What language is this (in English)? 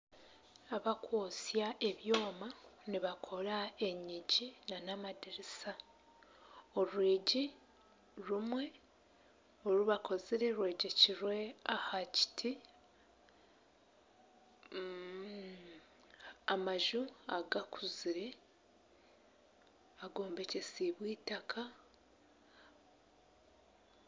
Nyankole